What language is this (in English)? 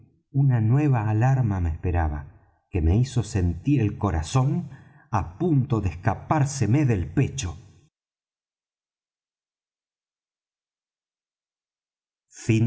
Spanish